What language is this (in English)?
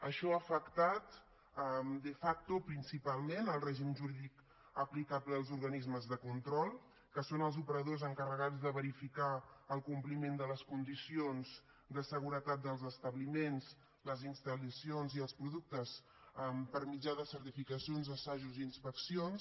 Catalan